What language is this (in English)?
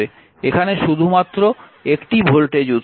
Bangla